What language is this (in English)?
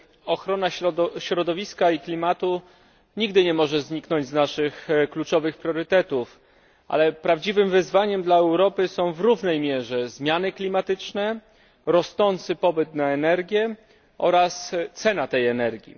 Polish